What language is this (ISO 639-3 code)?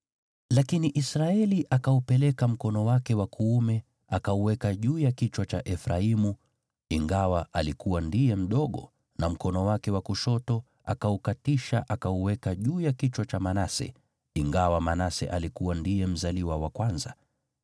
swa